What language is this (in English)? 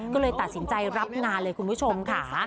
Thai